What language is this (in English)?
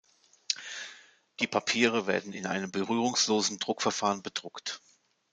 German